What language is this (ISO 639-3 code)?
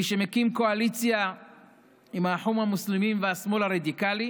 heb